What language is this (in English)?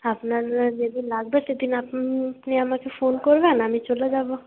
Bangla